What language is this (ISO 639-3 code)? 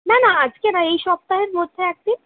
ben